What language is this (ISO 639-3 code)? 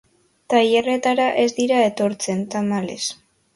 eus